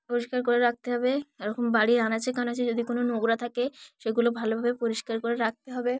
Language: Bangla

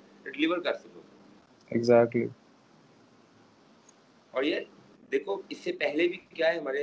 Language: Urdu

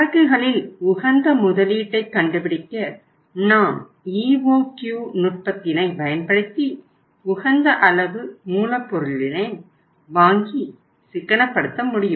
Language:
Tamil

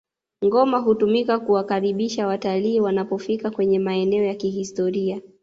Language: Swahili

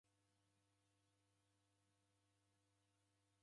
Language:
Taita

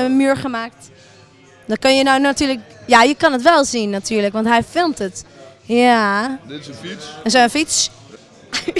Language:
Dutch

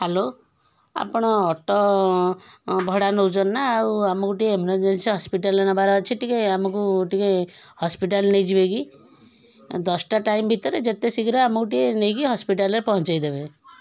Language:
Odia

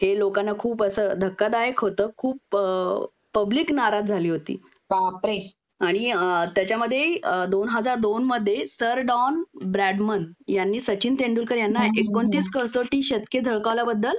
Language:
Marathi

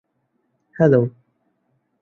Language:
Bangla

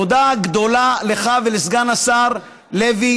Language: Hebrew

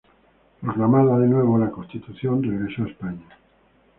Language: Spanish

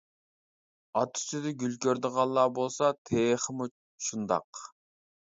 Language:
Uyghur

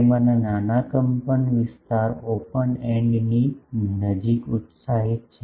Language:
Gujarati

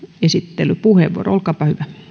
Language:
Finnish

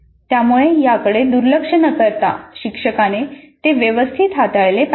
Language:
Marathi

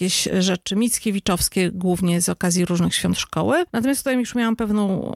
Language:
Polish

